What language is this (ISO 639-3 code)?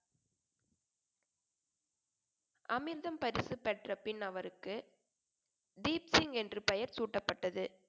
tam